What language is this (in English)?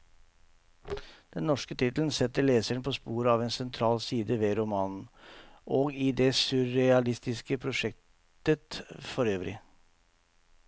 Norwegian